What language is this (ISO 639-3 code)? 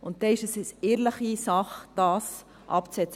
gsw